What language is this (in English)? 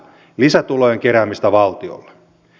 Finnish